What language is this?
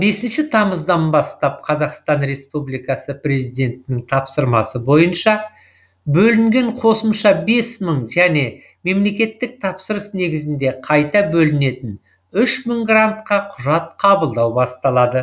Kazakh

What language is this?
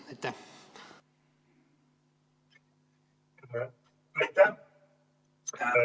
Estonian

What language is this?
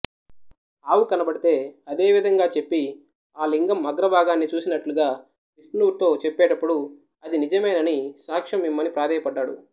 Telugu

